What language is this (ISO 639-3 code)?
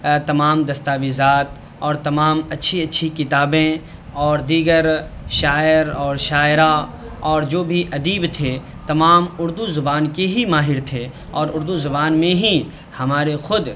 urd